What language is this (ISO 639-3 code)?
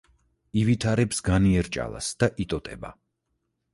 kat